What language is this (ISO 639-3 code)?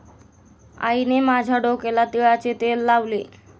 mar